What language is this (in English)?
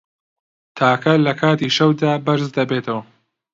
Central Kurdish